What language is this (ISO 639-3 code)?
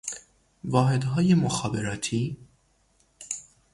fas